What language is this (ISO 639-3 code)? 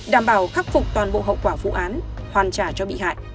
vie